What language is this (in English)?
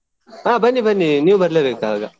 Kannada